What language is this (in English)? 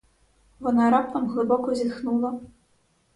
Ukrainian